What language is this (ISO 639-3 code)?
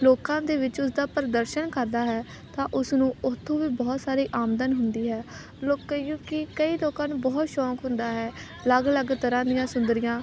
pan